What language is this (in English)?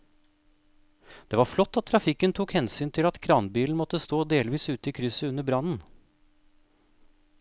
Norwegian